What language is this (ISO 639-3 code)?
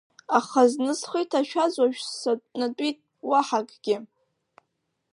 abk